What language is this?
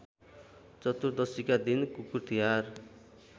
Nepali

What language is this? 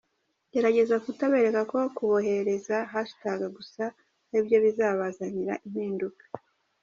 Kinyarwanda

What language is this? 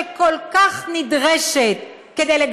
Hebrew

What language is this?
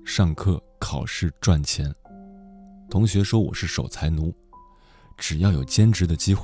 Chinese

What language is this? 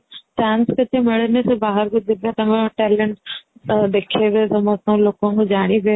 Odia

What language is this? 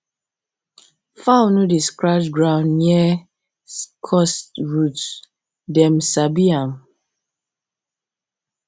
Nigerian Pidgin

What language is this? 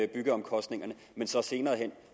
Danish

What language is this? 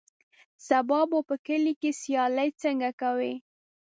Pashto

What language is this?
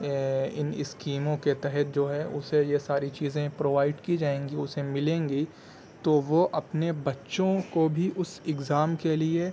Urdu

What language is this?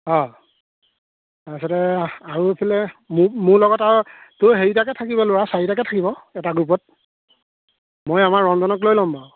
Assamese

